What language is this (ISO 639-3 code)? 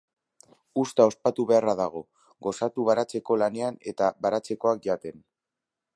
eus